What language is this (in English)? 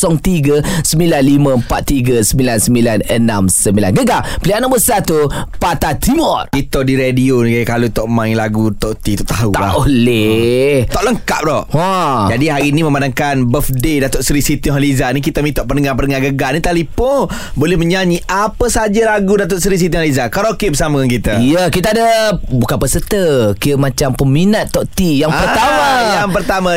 Malay